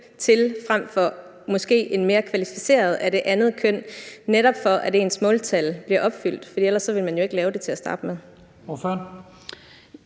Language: Danish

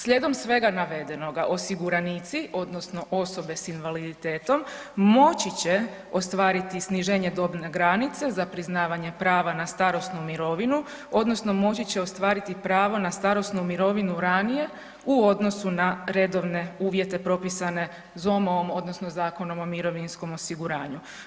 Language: Croatian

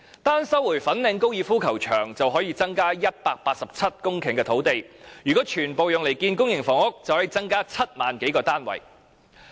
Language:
Cantonese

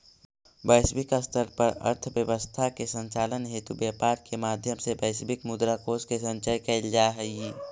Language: Magahi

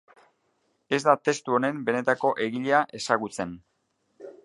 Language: Basque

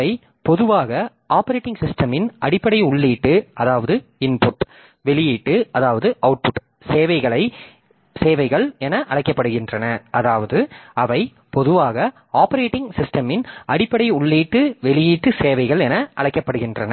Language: Tamil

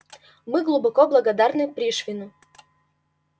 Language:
Russian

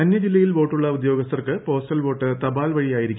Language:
Malayalam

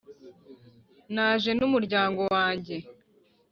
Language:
Kinyarwanda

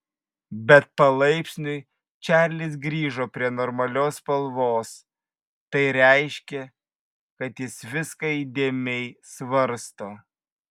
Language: Lithuanian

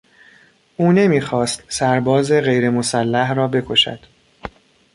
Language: Persian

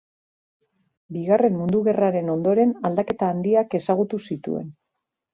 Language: Basque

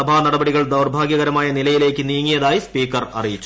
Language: Malayalam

